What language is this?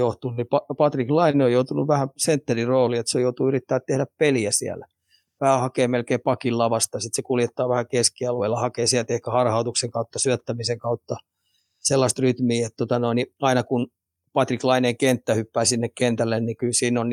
Finnish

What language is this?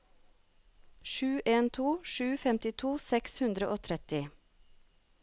Norwegian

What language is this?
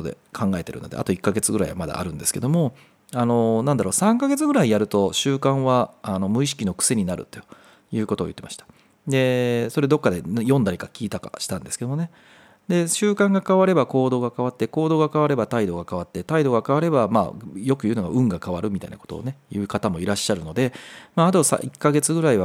Japanese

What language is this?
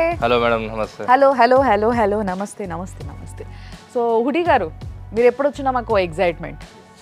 Telugu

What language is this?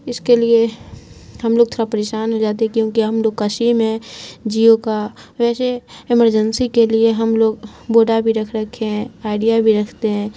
Urdu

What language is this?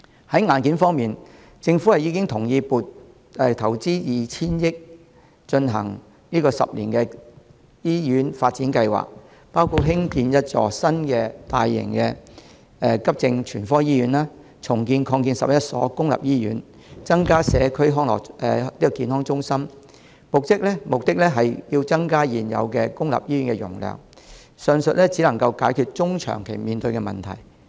Cantonese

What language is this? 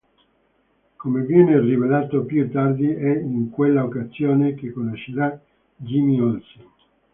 Italian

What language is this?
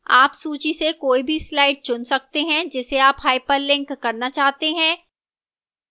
Hindi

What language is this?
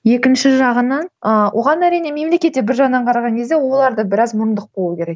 Kazakh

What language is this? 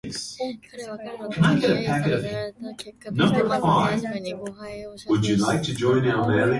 Japanese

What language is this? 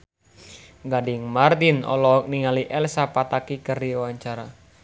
Sundanese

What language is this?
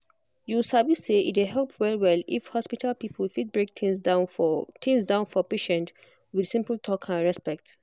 Nigerian Pidgin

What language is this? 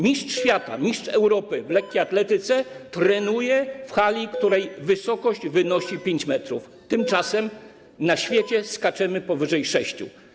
Polish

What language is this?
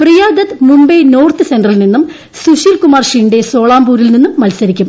Malayalam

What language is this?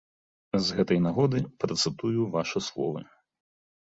Belarusian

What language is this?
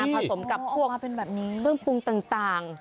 Thai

